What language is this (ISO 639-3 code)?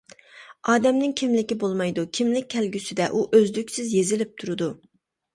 uig